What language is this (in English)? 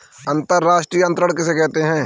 Hindi